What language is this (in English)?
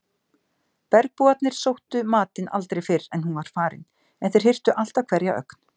Icelandic